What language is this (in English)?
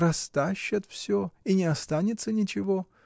Russian